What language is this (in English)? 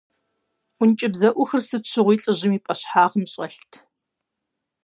Kabardian